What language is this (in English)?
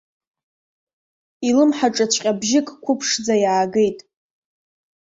Abkhazian